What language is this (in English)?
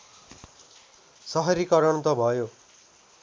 Nepali